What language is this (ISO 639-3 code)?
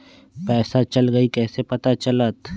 mag